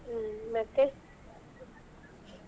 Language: Kannada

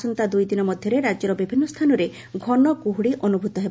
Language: Odia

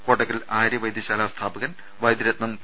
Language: Malayalam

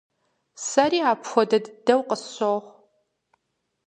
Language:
Kabardian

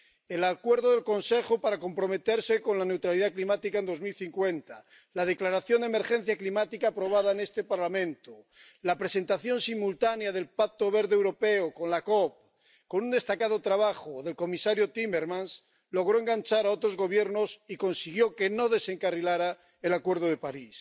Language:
Spanish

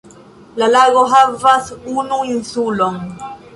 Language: Esperanto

